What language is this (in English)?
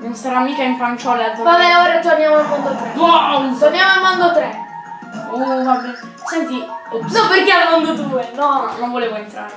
Italian